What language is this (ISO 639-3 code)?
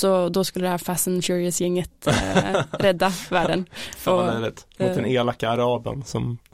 swe